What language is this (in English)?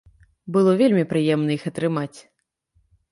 Belarusian